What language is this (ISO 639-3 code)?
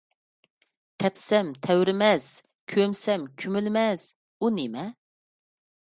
uig